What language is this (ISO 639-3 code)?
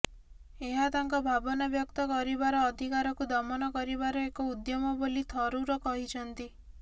ori